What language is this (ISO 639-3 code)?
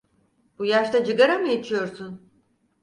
tur